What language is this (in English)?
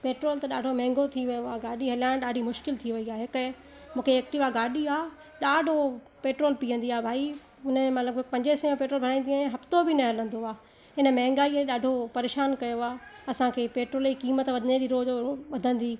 Sindhi